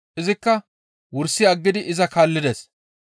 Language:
Gamo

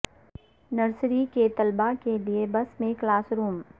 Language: Urdu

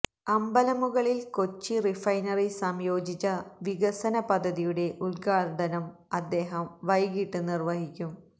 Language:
Malayalam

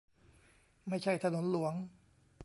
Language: Thai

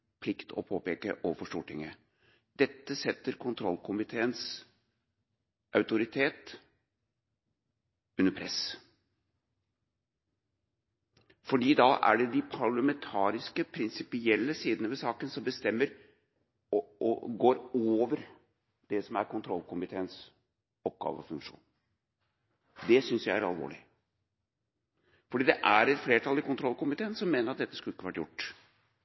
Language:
Norwegian Bokmål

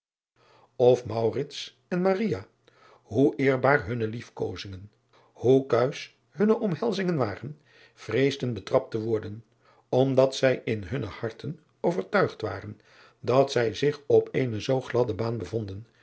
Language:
Dutch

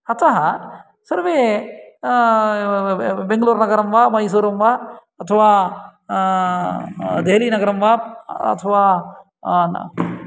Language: Sanskrit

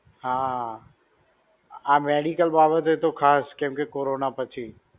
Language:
Gujarati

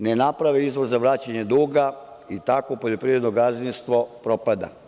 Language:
Serbian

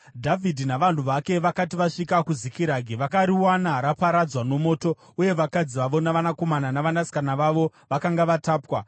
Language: Shona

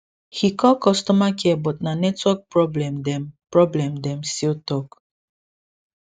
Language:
Nigerian Pidgin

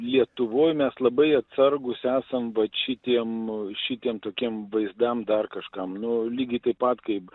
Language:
Lithuanian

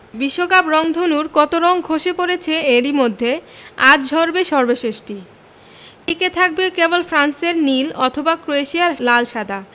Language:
Bangla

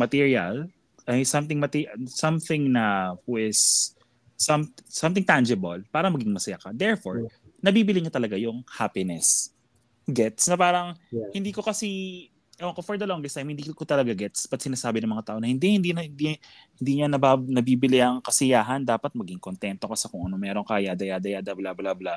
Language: Filipino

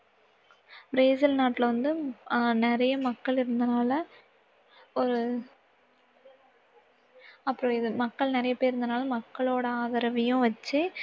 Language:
Tamil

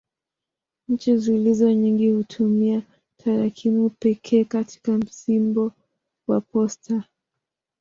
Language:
Swahili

